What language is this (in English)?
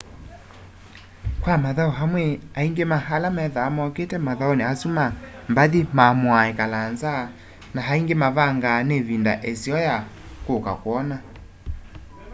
Kamba